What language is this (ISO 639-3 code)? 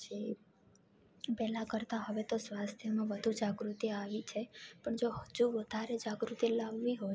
guj